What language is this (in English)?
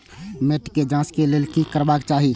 Maithili